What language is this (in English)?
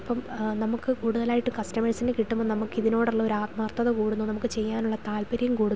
Malayalam